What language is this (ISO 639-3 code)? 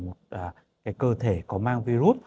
vie